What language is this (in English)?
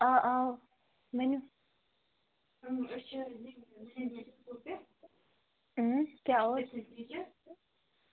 Kashmiri